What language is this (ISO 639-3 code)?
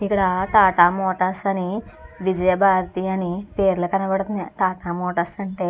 tel